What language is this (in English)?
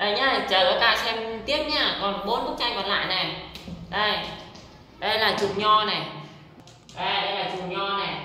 Vietnamese